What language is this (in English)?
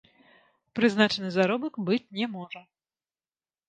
Belarusian